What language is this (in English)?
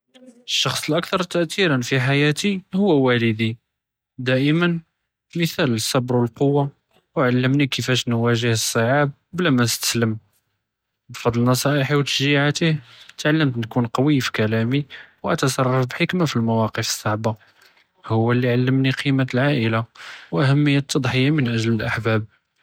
Judeo-Arabic